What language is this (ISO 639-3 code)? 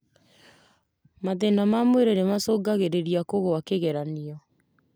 kik